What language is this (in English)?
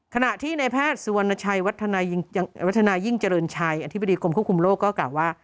Thai